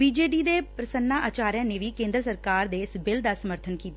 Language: Punjabi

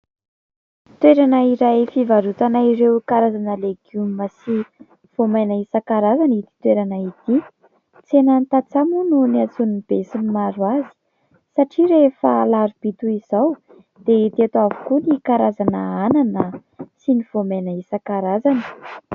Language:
Malagasy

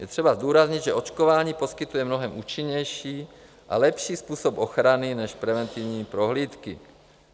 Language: Czech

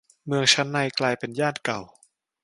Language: Thai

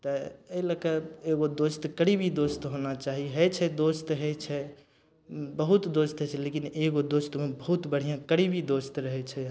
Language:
Maithili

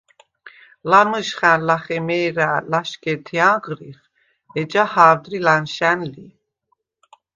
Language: Svan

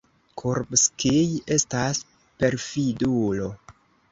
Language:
Esperanto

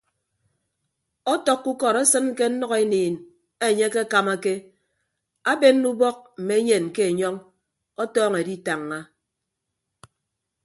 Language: Ibibio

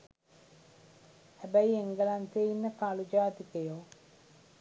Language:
Sinhala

